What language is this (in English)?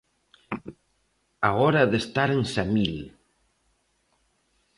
Galician